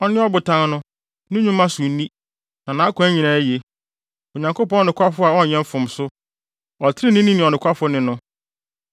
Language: Akan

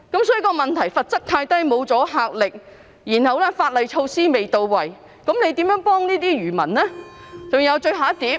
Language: Cantonese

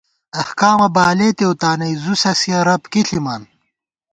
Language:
Gawar-Bati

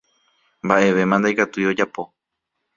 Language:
Guarani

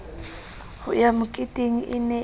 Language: Southern Sotho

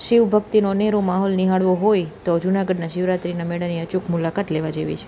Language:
Gujarati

